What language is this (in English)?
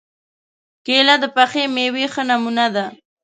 Pashto